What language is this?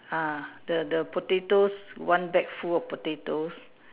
English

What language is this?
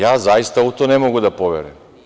Serbian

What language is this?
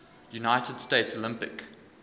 English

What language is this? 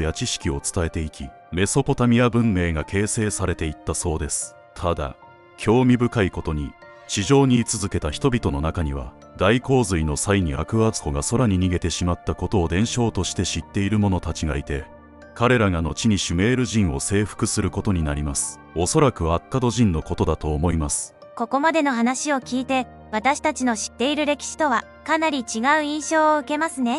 Japanese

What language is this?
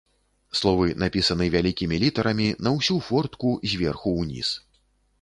Belarusian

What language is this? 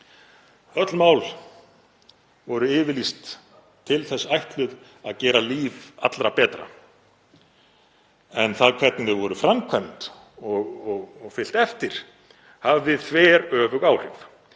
Icelandic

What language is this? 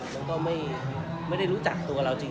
Thai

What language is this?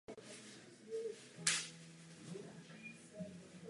Czech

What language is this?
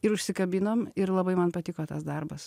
Lithuanian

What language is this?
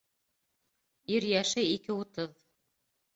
Bashkir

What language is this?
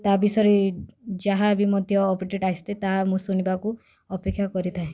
Odia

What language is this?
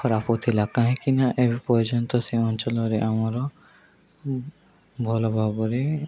Odia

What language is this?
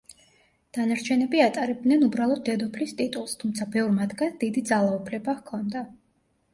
Georgian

